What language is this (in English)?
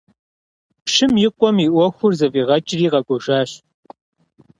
Kabardian